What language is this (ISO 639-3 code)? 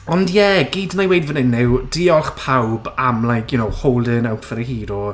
cym